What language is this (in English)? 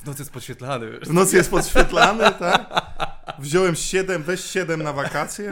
Polish